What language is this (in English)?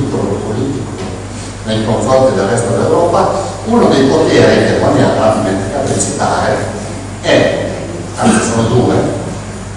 Italian